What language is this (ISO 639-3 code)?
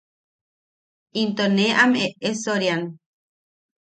yaq